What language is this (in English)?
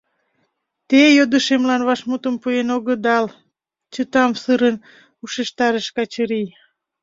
Mari